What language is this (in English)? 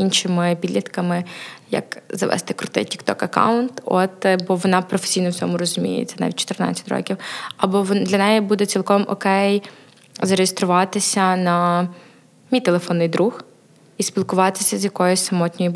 Ukrainian